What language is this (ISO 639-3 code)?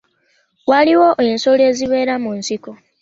lug